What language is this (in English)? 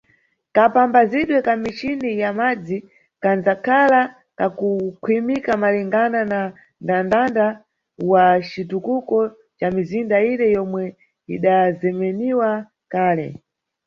Nyungwe